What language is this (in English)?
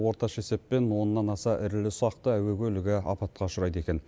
Kazakh